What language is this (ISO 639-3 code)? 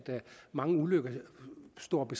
dan